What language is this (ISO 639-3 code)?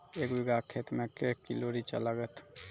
mai